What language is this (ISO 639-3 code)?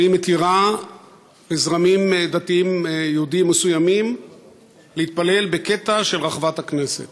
heb